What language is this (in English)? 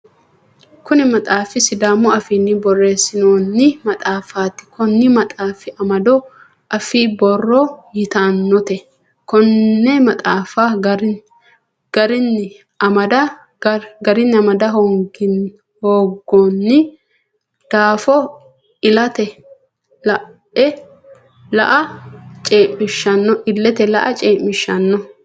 Sidamo